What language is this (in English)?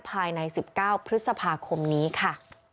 Thai